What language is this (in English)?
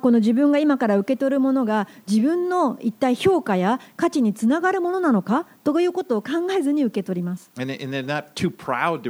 Japanese